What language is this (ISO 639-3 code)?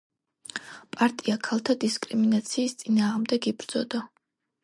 kat